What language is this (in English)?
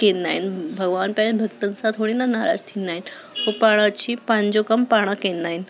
Sindhi